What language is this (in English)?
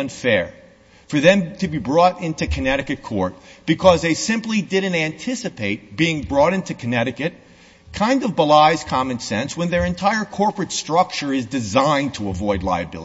English